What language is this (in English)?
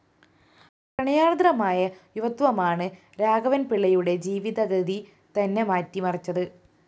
Malayalam